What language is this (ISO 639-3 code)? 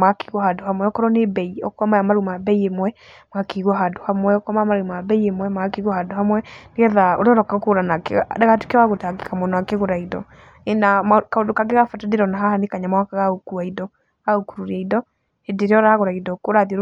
kik